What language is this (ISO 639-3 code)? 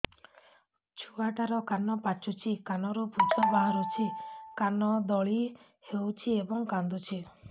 ori